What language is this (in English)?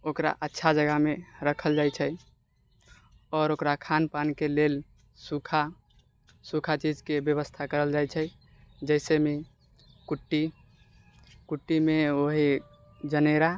Maithili